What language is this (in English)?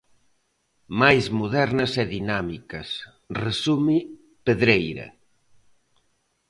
Galician